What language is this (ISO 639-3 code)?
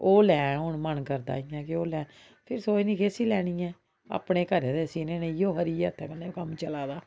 doi